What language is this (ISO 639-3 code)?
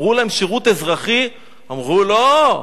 heb